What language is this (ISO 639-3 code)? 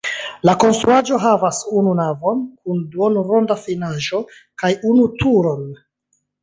epo